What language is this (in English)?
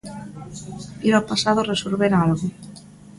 Galician